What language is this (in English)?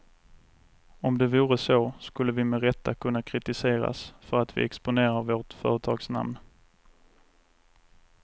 Swedish